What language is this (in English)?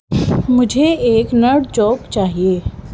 Urdu